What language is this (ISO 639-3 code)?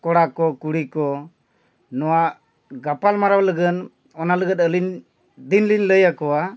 sat